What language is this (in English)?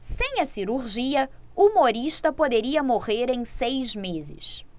Portuguese